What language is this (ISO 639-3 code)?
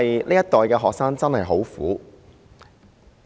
yue